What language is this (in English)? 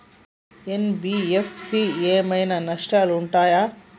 Telugu